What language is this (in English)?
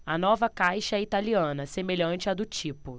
Portuguese